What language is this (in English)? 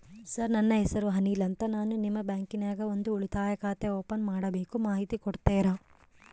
Kannada